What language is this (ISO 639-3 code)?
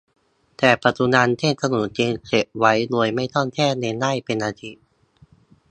tha